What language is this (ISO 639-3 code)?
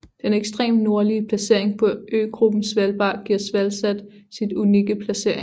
dan